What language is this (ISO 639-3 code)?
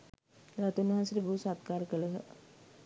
sin